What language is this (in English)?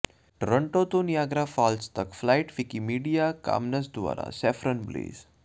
Punjabi